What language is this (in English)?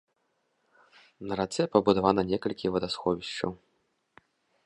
Belarusian